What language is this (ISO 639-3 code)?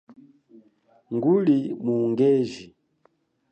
cjk